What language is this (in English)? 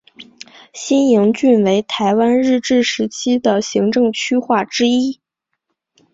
Chinese